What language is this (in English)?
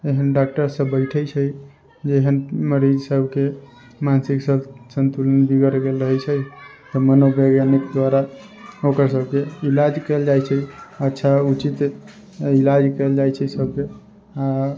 Maithili